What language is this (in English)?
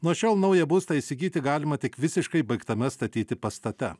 Lithuanian